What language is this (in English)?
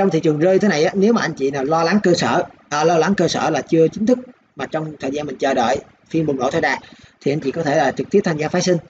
Vietnamese